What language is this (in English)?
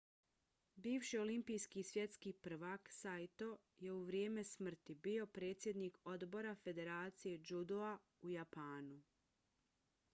Bosnian